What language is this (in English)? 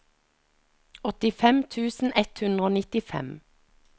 Norwegian